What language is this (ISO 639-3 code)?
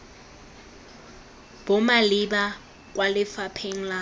tsn